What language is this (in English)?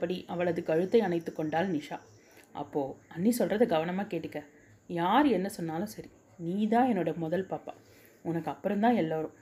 Tamil